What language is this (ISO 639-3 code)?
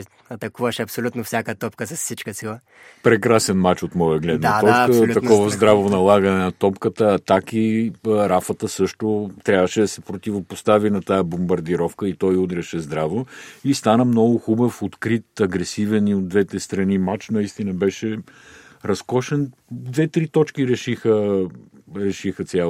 bul